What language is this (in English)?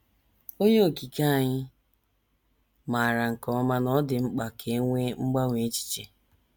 Igbo